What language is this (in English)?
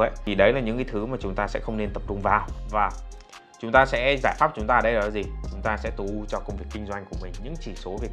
Vietnamese